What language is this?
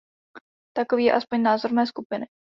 Czech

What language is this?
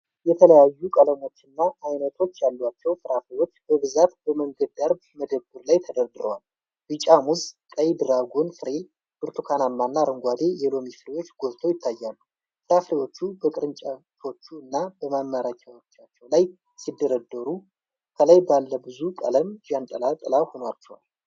Amharic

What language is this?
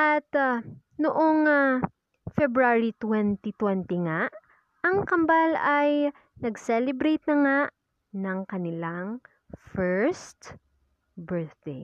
Filipino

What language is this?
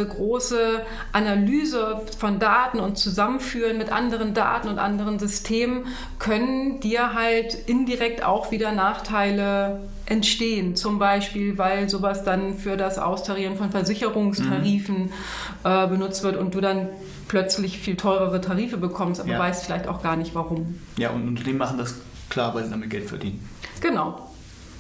German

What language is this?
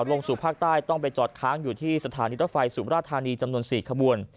Thai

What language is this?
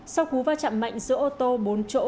Vietnamese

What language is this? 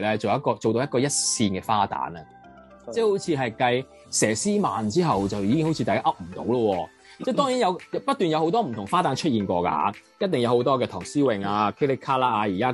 Chinese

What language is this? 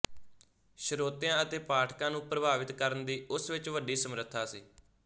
Punjabi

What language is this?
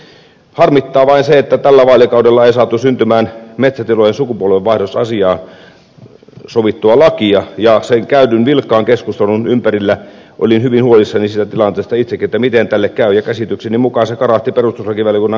Finnish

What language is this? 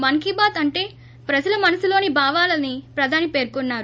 Telugu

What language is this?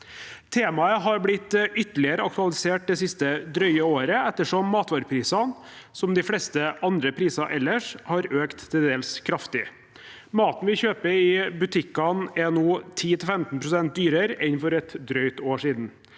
Norwegian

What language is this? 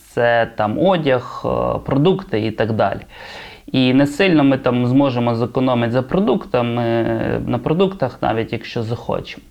Ukrainian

